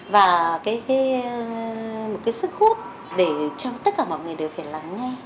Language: Vietnamese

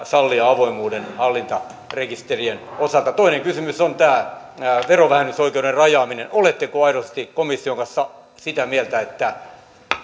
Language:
Finnish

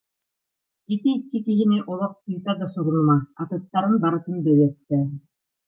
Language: Yakut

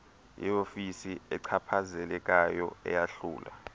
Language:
Xhosa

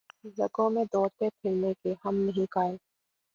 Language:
Urdu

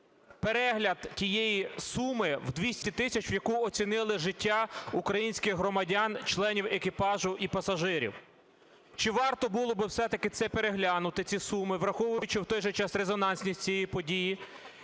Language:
Ukrainian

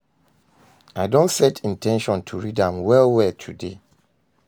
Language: Nigerian Pidgin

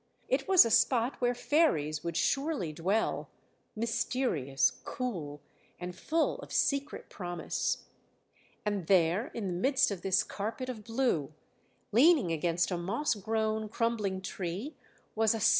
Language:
English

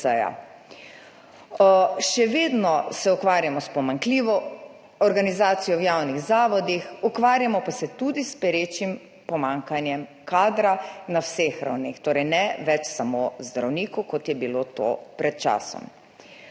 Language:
Slovenian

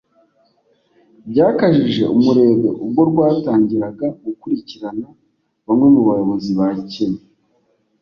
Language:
Kinyarwanda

